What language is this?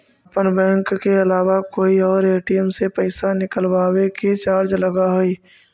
Magahi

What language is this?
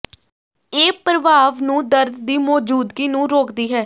Punjabi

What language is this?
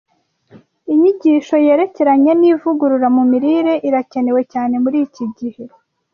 Kinyarwanda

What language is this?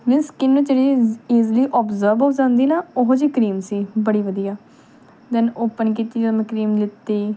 Punjabi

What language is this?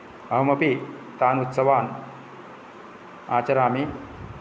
Sanskrit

